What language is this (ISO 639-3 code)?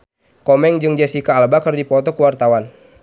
sun